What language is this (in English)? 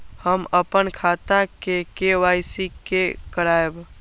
Maithili